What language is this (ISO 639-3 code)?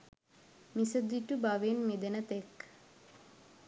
sin